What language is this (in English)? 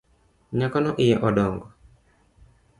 Luo (Kenya and Tanzania)